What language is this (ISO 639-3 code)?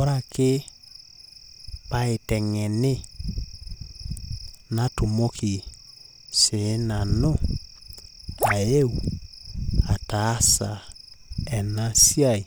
mas